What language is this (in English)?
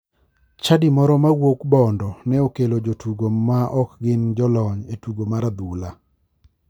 Luo (Kenya and Tanzania)